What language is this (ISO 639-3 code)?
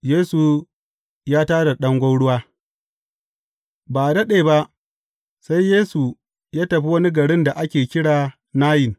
hau